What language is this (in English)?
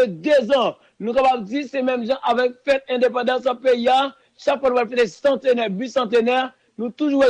French